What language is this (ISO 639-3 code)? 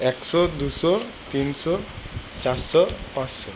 ben